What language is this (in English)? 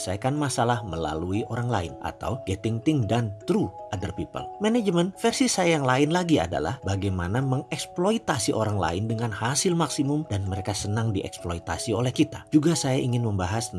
Indonesian